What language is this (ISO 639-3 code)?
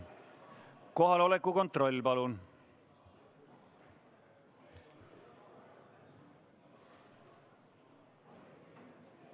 est